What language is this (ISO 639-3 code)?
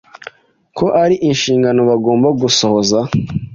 kin